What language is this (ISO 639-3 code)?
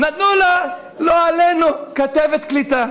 heb